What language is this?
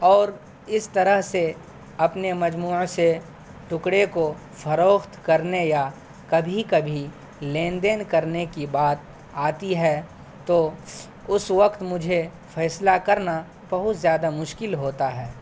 Urdu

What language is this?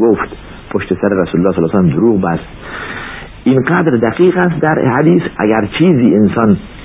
Persian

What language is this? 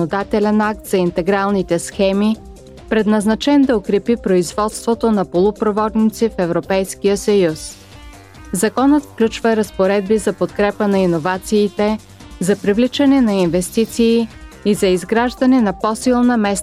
Bulgarian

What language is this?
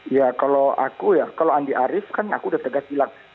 Indonesian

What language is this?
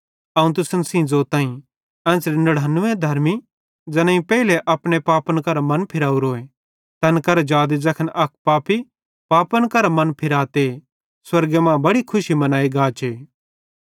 Bhadrawahi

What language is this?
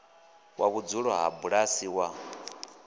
Venda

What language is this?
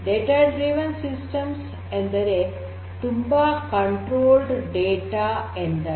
Kannada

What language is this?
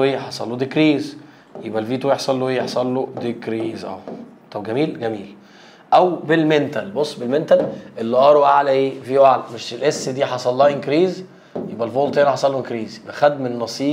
Arabic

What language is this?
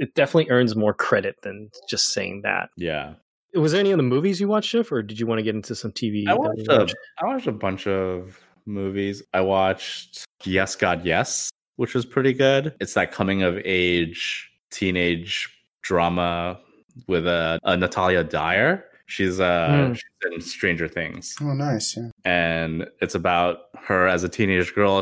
English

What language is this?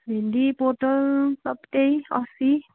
Nepali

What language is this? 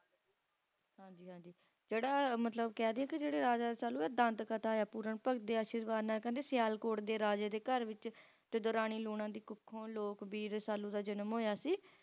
Punjabi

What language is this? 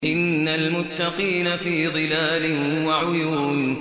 Arabic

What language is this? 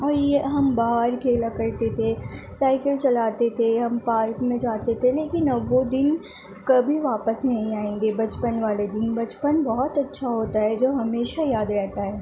Urdu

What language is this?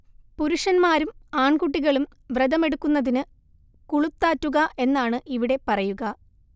Malayalam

